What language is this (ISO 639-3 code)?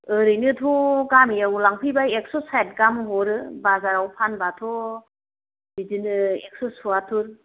brx